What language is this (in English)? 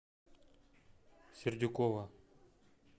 Russian